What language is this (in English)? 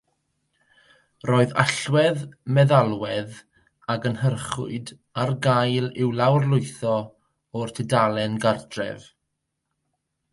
Welsh